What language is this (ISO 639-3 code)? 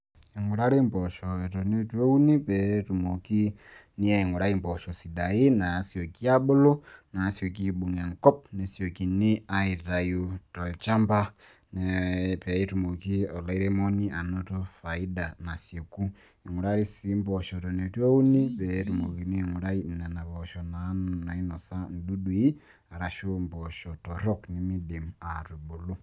mas